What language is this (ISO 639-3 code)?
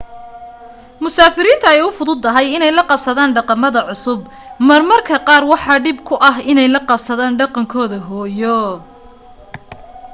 som